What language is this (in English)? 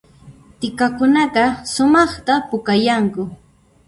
Puno Quechua